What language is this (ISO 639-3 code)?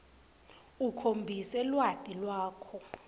ssw